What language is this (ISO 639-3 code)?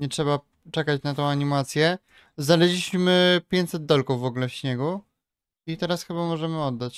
pol